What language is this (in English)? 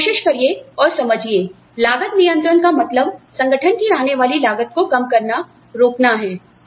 Hindi